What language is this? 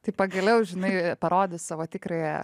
Lithuanian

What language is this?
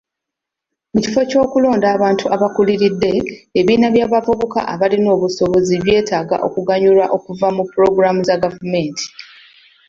Ganda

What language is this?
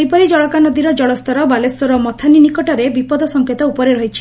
Odia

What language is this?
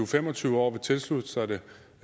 Danish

